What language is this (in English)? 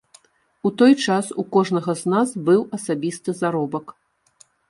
Belarusian